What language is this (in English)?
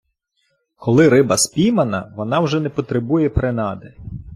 Ukrainian